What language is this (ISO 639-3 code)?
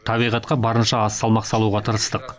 kaz